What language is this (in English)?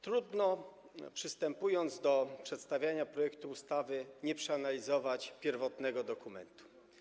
Polish